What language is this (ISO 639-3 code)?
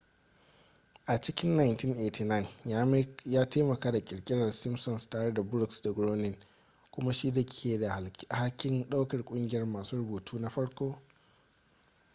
hau